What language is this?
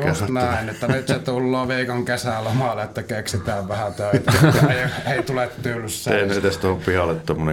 Finnish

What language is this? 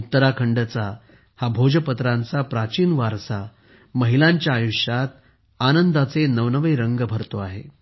Marathi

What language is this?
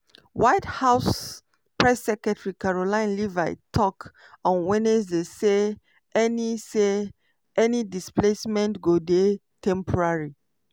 Nigerian Pidgin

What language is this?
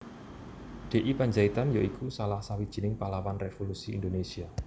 Javanese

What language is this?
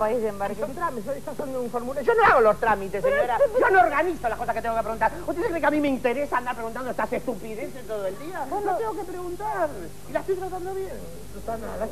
Spanish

